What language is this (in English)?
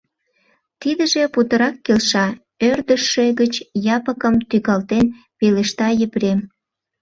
Mari